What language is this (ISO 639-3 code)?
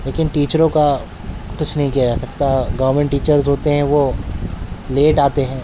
urd